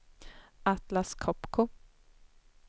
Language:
Swedish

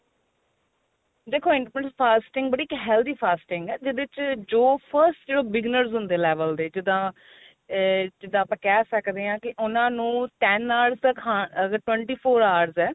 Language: Punjabi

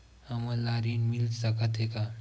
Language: Chhattisgarhi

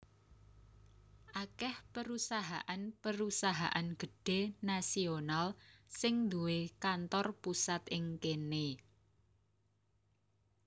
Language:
Javanese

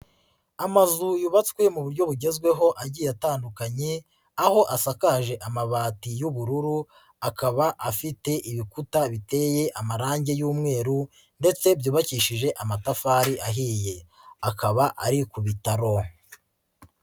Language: Kinyarwanda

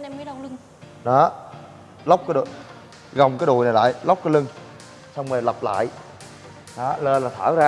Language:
Vietnamese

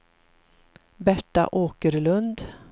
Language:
Swedish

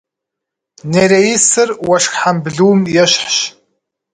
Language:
Kabardian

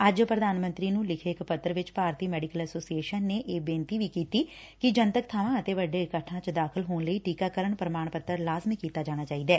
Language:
Punjabi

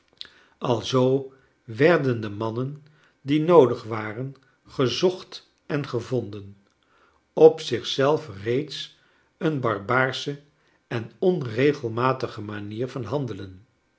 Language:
Dutch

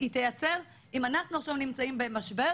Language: Hebrew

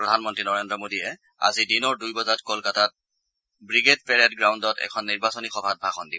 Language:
Assamese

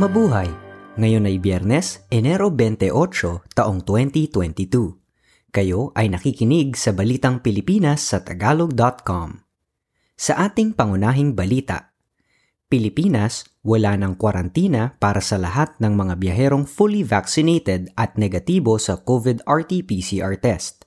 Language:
Filipino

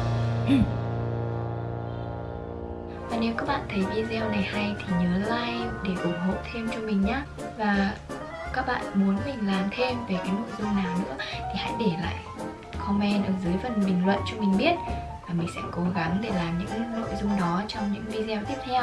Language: Vietnamese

